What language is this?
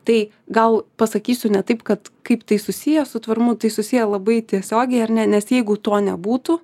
Lithuanian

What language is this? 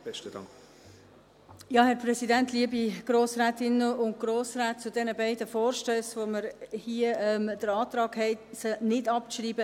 Swiss German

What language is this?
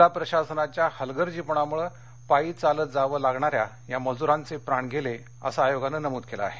Marathi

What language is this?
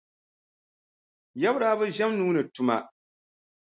Dagbani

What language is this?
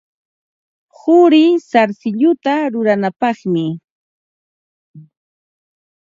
Ambo-Pasco Quechua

